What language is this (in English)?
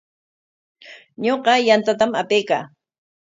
Corongo Ancash Quechua